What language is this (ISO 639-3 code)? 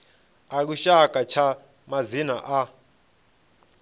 ven